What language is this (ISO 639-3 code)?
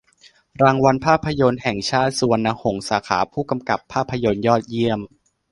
tha